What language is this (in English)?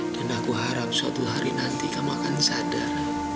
Indonesian